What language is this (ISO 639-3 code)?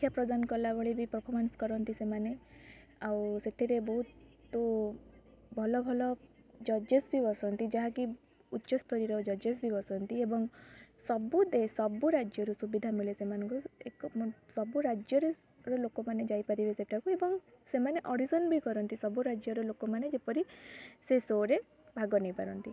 ori